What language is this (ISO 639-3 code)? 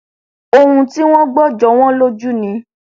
yor